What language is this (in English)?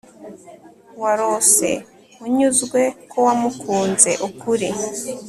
Kinyarwanda